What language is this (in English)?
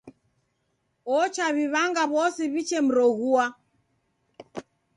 Taita